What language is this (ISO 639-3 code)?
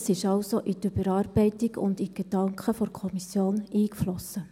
gsw